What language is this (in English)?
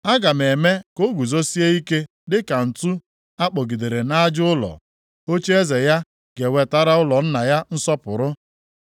Igbo